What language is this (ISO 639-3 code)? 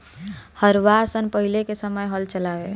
bho